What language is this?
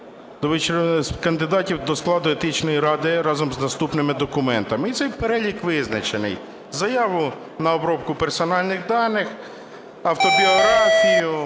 Ukrainian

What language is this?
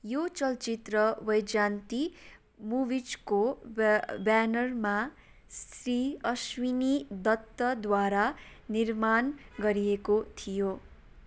Nepali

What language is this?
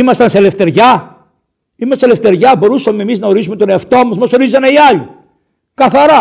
Greek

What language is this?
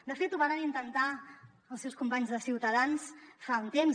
Catalan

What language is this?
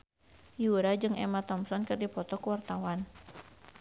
Sundanese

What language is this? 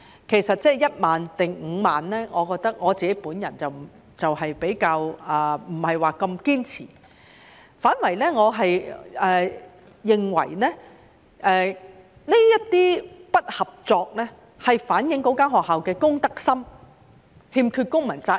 Cantonese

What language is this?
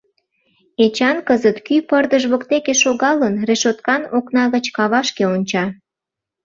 Mari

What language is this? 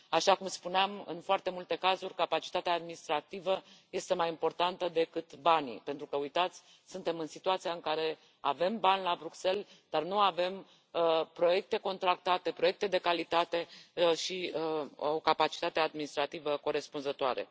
Romanian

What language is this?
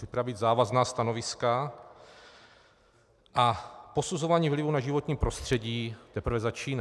Czech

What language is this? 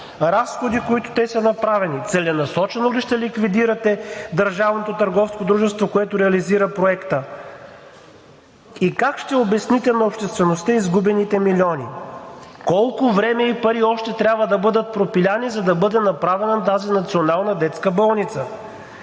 Bulgarian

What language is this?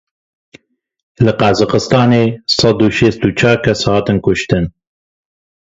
Kurdish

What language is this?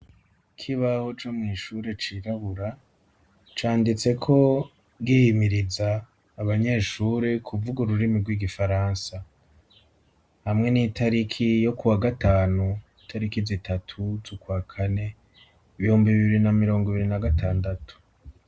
Rundi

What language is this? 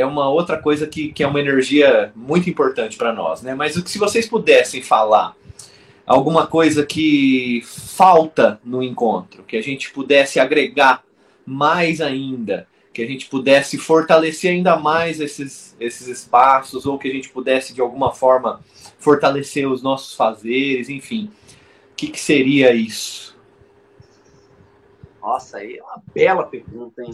Portuguese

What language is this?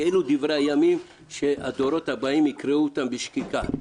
Hebrew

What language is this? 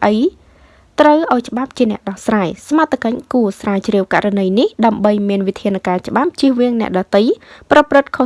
Vietnamese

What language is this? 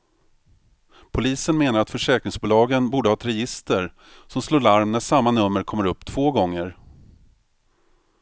Swedish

